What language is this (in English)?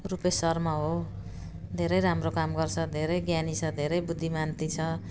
Nepali